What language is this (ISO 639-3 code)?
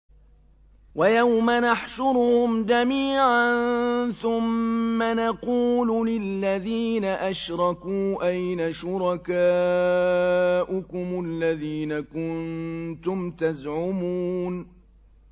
ara